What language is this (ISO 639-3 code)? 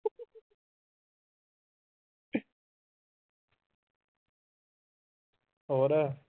pan